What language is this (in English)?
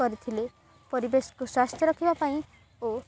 Odia